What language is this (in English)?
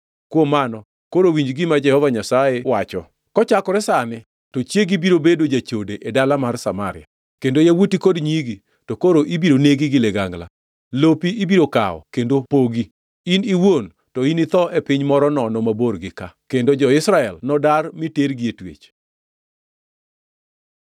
Luo (Kenya and Tanzania)